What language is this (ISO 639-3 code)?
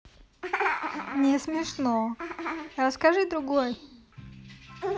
rus